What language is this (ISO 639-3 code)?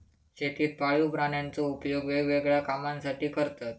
mar